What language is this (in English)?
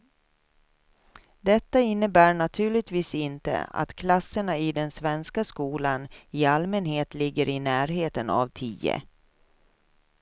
Swedish